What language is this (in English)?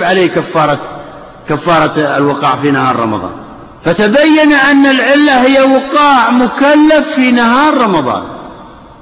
Arabic